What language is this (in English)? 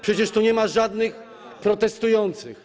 Polish